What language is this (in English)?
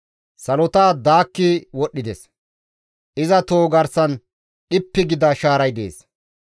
Gamo